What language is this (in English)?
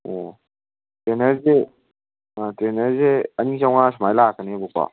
Manipuri